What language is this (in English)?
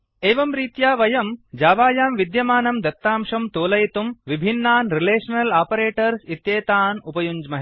Sanskrit